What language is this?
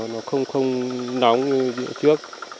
Vietnamese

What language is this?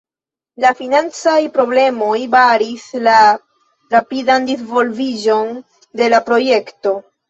Esperanto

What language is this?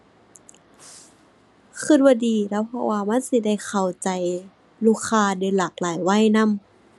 Thai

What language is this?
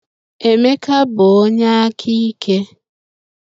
Igbo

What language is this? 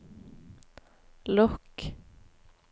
Norwegian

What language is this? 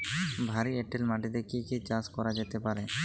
Bangla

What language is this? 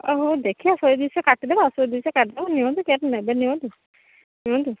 Odia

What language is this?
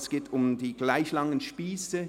Swiss German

